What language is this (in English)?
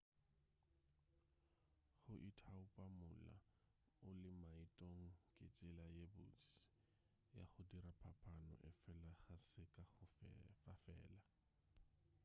Northern Sotho